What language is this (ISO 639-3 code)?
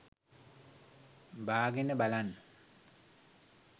sin